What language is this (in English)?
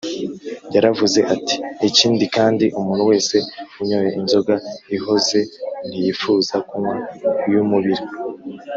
Kinyarwanda